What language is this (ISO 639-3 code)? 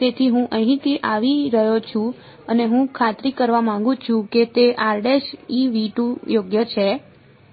guj